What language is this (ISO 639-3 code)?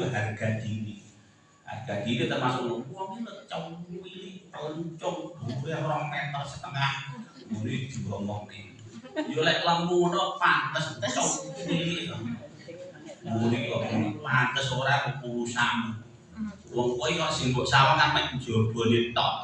ind